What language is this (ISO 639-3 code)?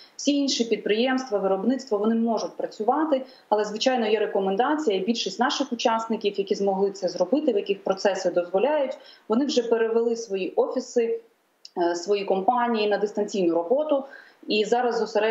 ukr